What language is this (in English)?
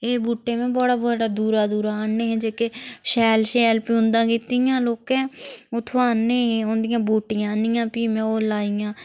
Dogri